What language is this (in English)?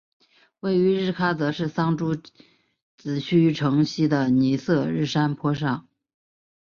Chinese